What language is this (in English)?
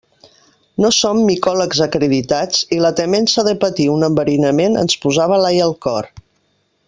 Catalan